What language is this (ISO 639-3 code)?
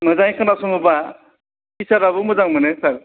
brx